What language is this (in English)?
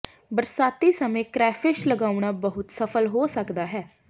Punjabi